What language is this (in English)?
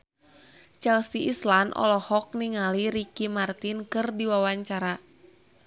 Sundanese